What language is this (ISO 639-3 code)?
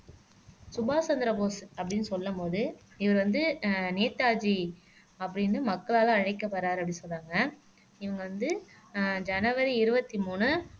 tam